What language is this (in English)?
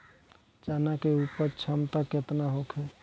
Bhojpuri